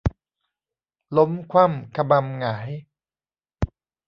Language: Thai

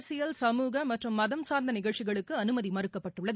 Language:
Tamil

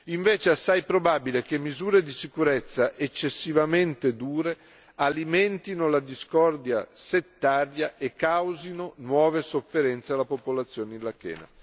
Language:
Italian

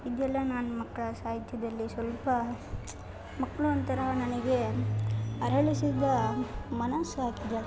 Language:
Kannada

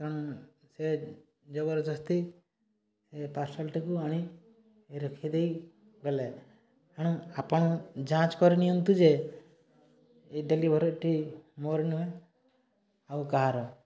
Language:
Odia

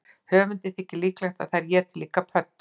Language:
Icelandic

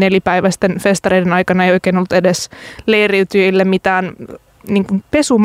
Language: Finnish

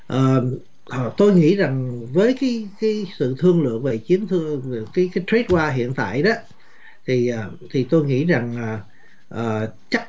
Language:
Vietnamese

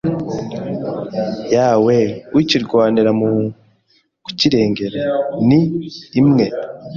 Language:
Kinyarwanda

